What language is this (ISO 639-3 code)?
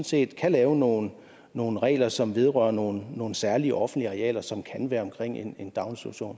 dan